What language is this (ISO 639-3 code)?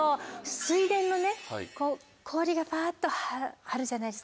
jpn